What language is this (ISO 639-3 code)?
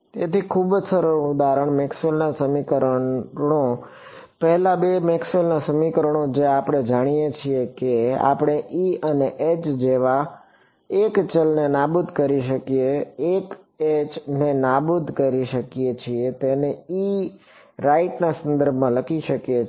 guj